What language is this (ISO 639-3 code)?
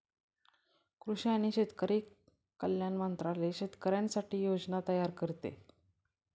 mar